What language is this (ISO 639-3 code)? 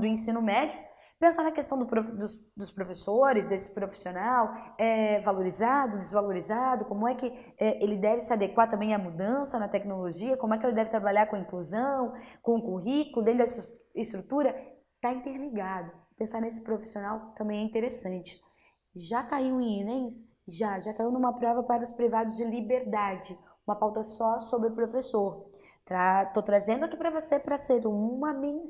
por